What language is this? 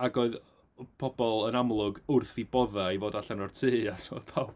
Welsh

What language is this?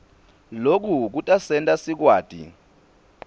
Swati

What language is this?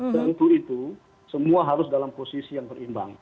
Indonesian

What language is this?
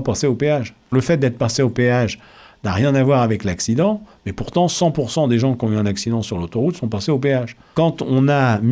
French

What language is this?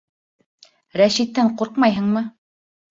Bashkir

